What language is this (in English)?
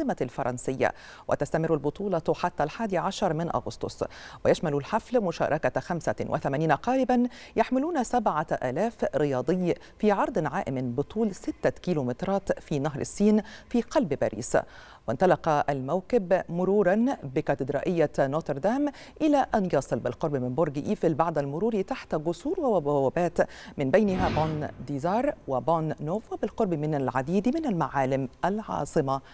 Arabic